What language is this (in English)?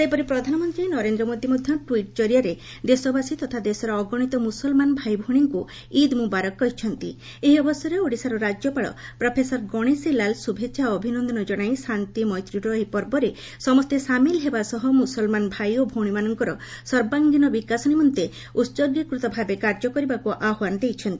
Odia